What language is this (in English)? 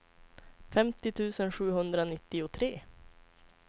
Swedish